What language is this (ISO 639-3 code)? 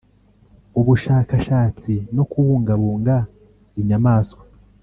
kin